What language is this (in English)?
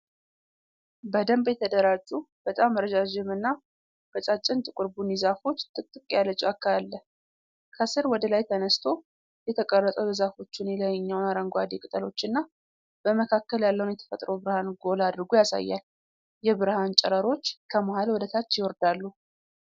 Amharic